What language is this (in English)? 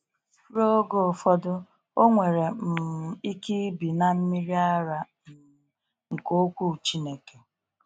Igbo